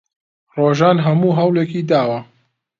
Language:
Central Kurdish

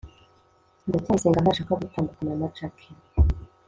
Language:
Kinyarwanda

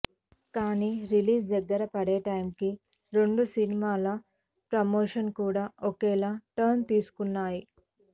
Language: Telugu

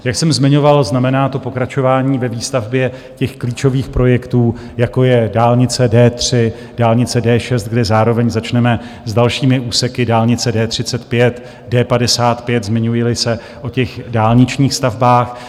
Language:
Czech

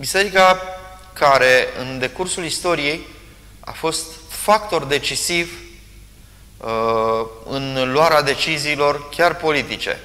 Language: Romanian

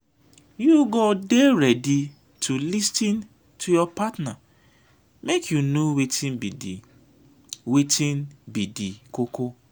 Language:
Nigerian Pidgin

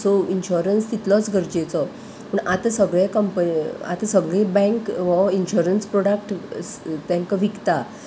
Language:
Konkani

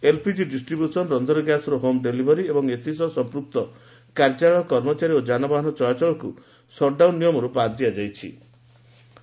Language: Odia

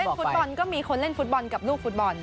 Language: Thai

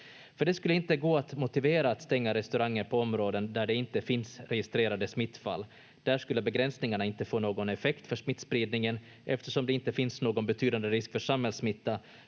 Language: Finnish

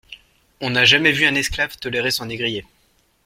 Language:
French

